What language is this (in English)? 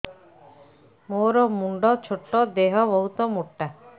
Odia